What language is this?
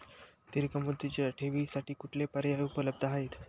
Marathi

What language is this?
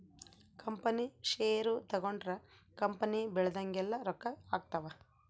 Kannada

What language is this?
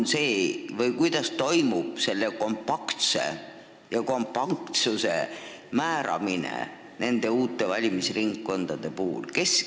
Estonian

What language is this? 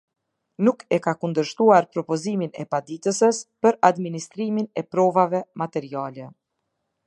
Albanian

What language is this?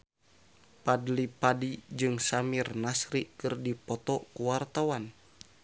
Sundanese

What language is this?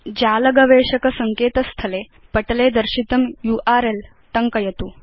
Sanskrit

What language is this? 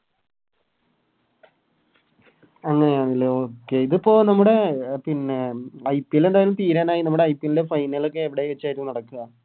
Malayalam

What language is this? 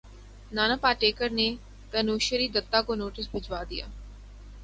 Urdu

